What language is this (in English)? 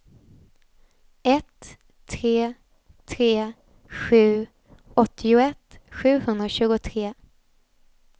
Swedish